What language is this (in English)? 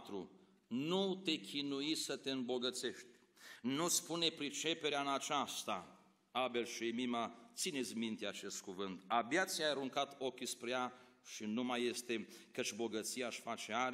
Romanian